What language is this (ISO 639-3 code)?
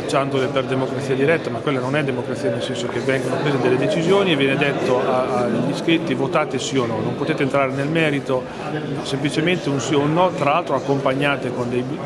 ita